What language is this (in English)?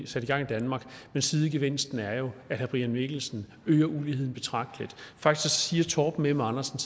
Danish